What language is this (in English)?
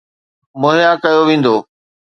Sindhi